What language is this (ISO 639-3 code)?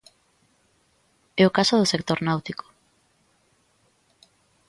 glg